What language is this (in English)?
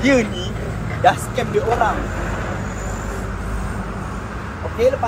Malay